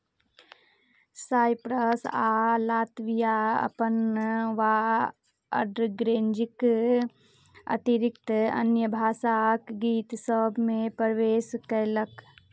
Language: Maithili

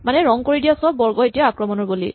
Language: Assamese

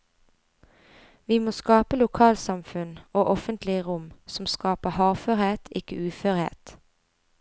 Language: Norwegian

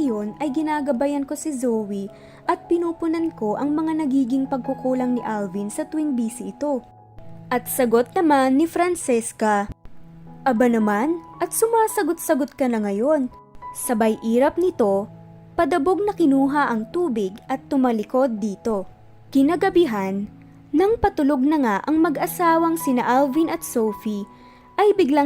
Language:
Filipino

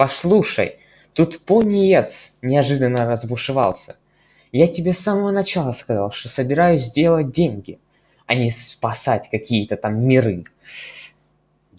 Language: Russian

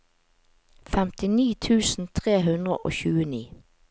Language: Norwegian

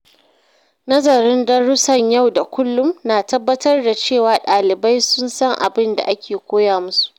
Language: Hausa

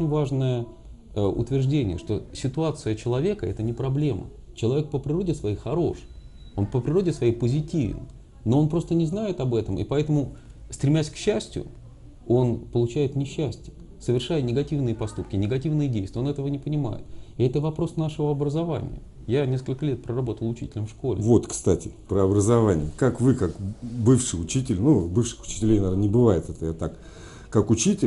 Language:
Russian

